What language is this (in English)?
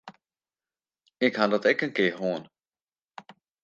Western Frisian